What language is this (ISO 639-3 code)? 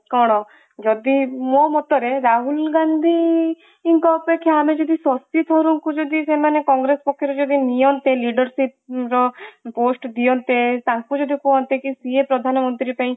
ori